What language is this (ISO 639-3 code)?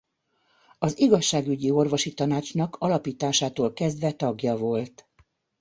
hun